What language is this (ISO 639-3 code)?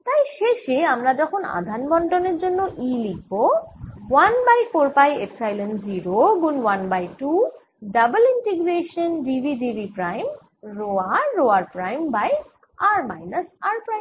ben